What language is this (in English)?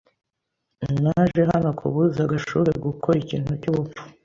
Kinyarwanda